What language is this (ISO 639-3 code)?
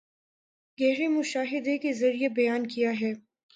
urd